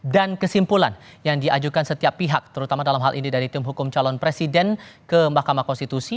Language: Indonesian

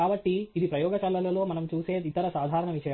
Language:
Telugu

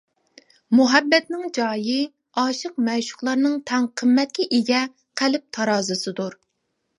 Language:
Uyghur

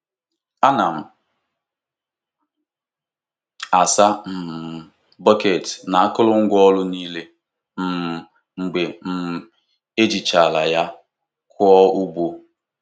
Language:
Igbo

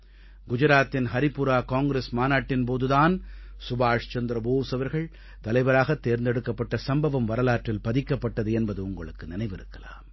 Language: Tamil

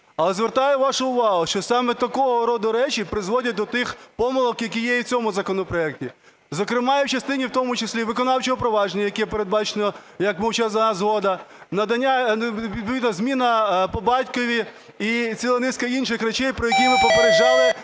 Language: Ukrainian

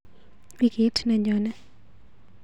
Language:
Kalenjin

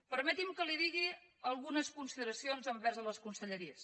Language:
Catalan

